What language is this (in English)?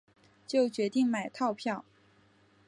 Chinese